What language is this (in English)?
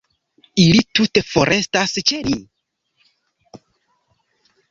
Esperanto